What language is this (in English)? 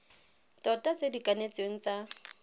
Tswana